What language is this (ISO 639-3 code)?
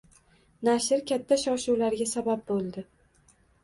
uzb